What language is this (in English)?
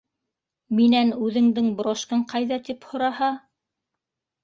Bashkir